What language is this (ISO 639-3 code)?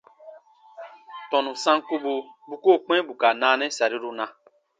bba